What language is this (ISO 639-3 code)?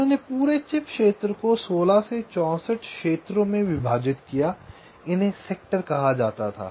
hin